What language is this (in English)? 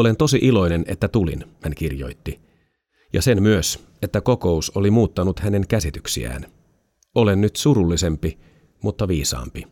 Finnish